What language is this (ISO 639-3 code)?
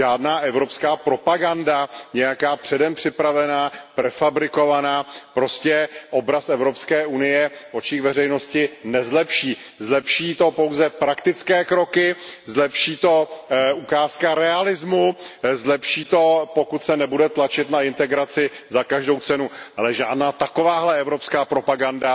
ces